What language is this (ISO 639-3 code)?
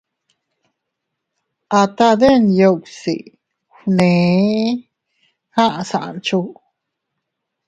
cut